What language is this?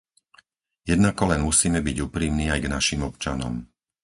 Slovak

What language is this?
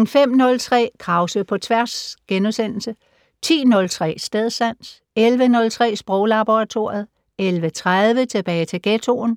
Danish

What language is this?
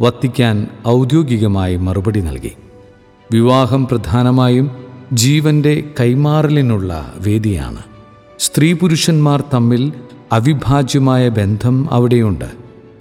Malayalam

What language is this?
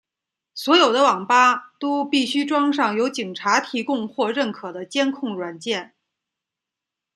Chinese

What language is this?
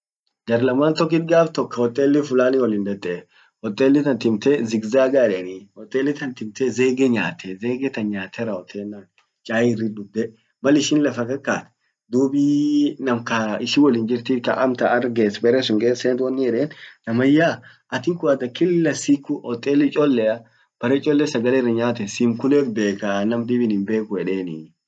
Orma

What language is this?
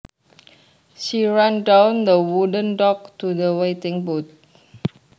Javanese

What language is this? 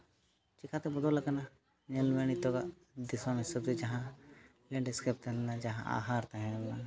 Santali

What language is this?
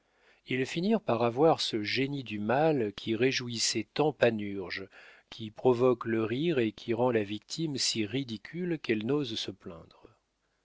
French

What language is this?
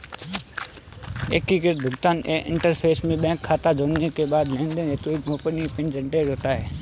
Hindi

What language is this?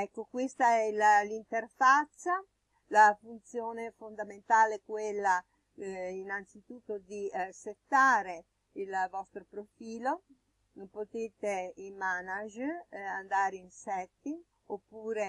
Italian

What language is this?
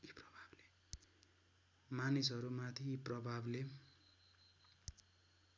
Nepali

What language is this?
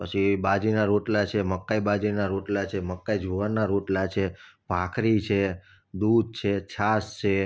Gujarati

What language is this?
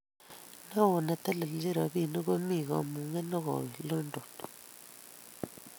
Kalenjin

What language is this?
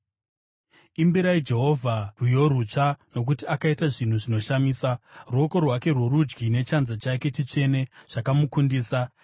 Shona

